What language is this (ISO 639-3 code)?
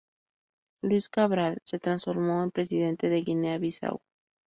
spa